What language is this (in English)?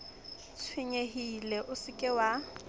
Southern Sotho